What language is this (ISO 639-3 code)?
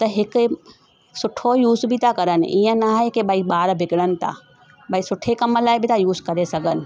snd